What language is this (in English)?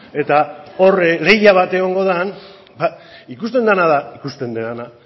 Basque